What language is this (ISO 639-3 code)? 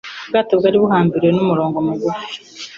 kin